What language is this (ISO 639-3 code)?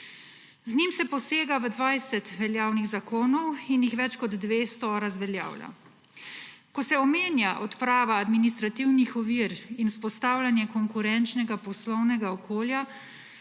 slv